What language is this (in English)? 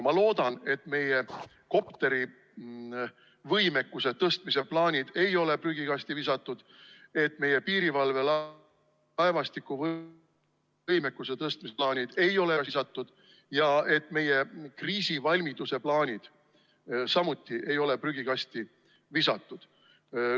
Estonian